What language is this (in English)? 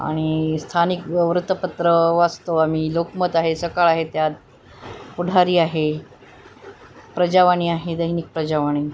Marathi